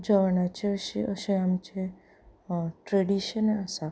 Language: Konkani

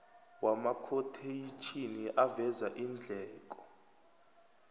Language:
South Ndebele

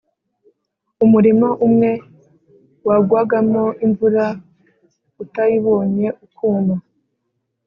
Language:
Kinyarwanda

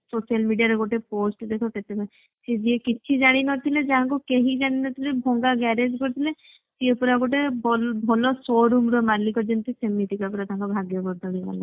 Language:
Odia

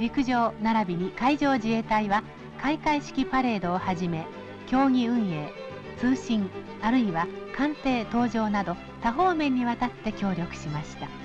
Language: Japanese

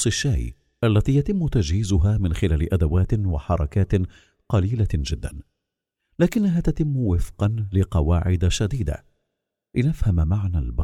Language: Arabic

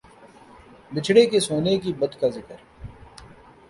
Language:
Urdu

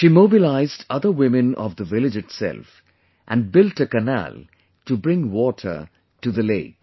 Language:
English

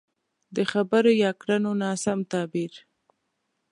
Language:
Pashto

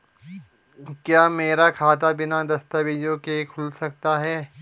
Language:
Hindi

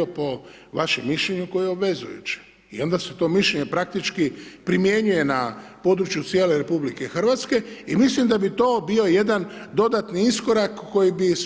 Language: Croatian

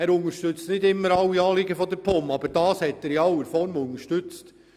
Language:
Swiss German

